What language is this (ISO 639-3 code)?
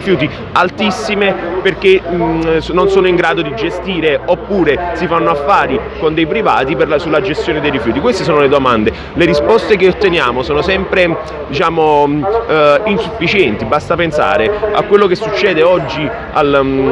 ita